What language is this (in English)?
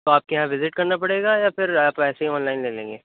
Urdu